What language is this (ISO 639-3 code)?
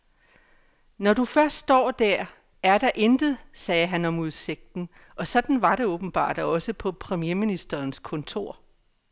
dan